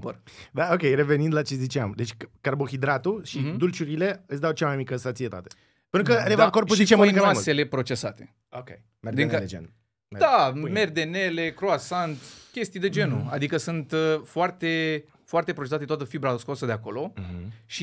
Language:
Romanian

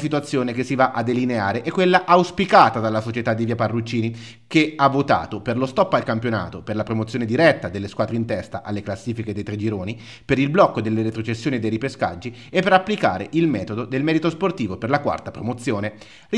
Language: Italian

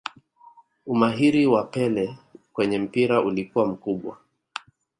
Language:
Swahili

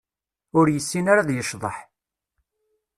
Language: Kabyle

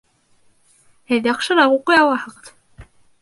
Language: Bashkir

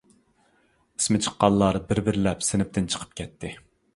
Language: Uyghur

